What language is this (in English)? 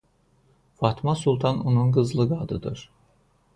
Azerbaijani